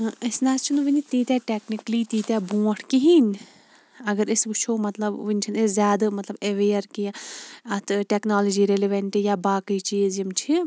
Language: Kashmiri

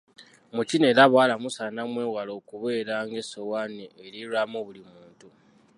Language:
Ganda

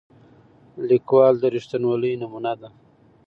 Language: Pashto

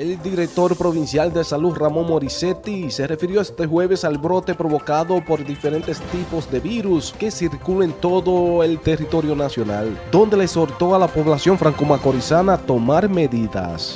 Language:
Spanish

